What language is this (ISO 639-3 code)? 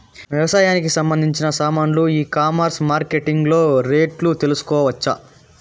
tel